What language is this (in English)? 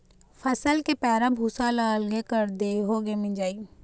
Chhattisgarhi